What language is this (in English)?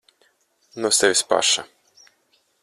Latvian